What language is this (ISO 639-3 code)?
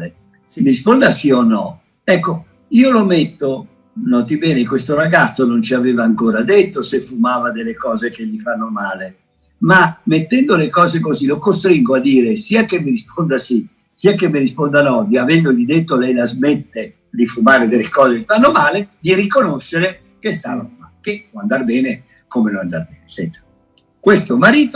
ita